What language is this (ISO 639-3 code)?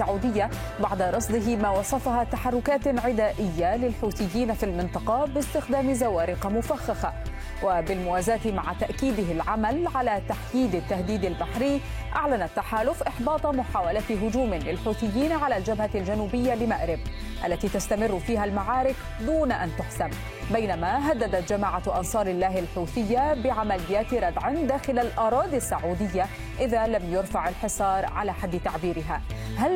ara